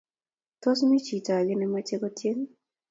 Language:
Kalenjin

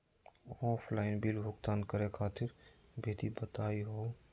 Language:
Magahi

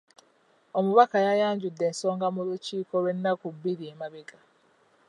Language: Ganda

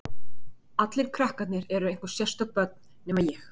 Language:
Icelandic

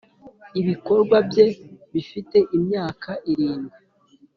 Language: Kinyarwanda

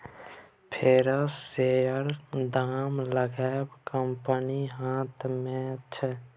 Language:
Maithili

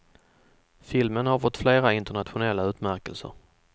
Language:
Swedish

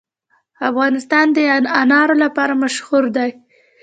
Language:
Pashto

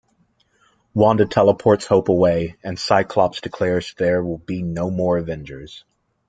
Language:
English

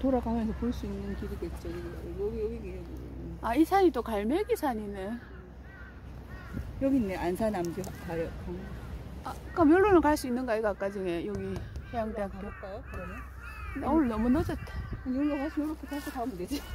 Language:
Korean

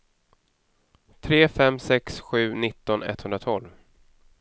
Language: Swedish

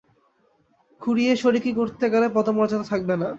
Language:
Bangla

